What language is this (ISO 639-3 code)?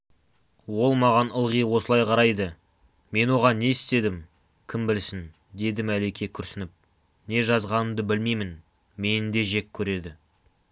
kaz